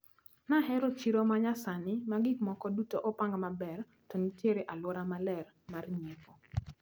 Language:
Luo (Kenya and Tanzania)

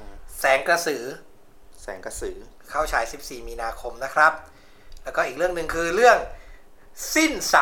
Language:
Thai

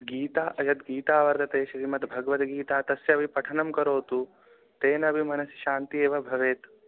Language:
Sanskrit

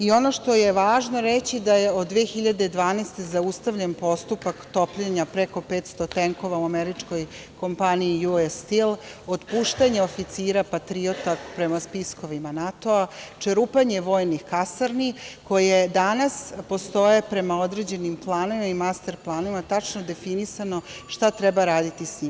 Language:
Serbian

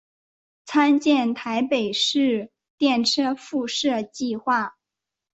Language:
Chinese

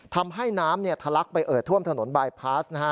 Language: Thai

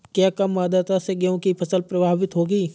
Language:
Hindi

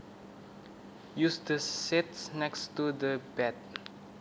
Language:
Javanese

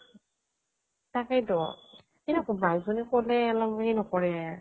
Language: Assamese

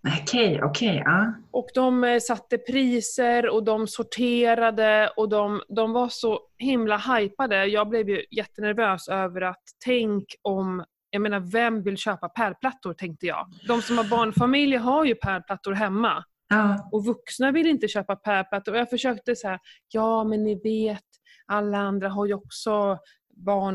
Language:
Swedish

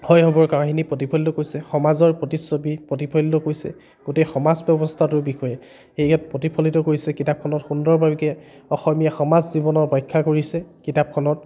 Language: Assamese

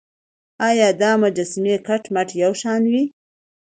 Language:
Pashto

